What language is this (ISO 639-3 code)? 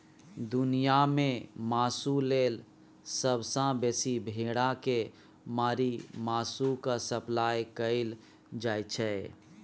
mai